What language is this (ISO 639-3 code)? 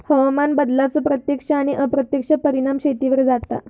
mar